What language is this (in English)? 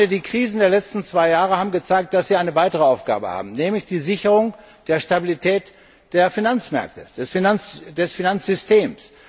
German